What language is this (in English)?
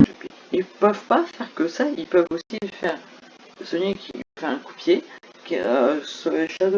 French